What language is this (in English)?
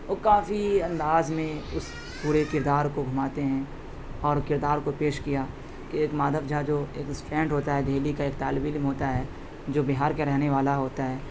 Urdu